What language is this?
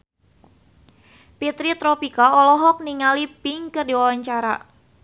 Sundanese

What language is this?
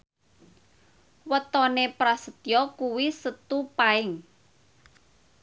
Javanese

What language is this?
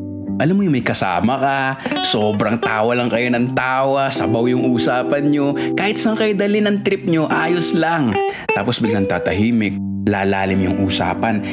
Filipino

